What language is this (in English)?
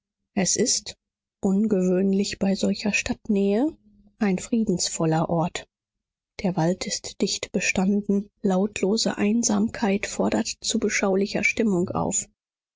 German